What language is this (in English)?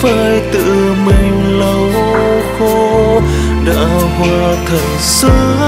Vietnamese